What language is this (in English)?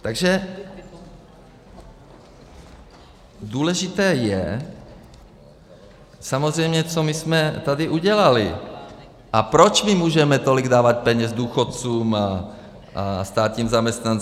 Czech